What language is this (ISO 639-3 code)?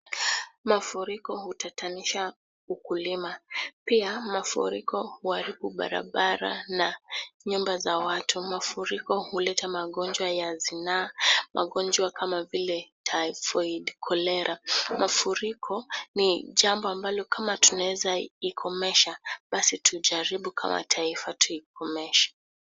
swa